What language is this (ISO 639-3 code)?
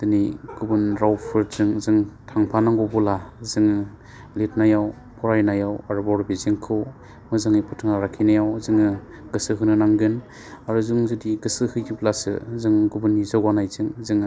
brx